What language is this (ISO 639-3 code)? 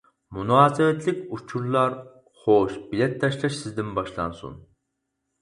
uig